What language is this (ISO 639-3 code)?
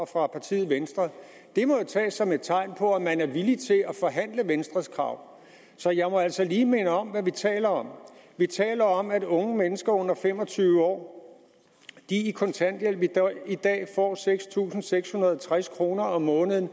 dan